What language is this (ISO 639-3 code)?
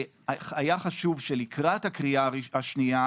heb